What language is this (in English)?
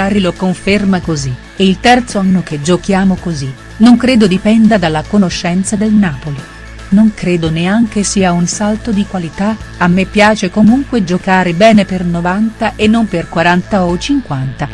Italian